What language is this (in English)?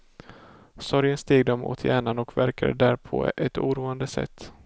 Swedish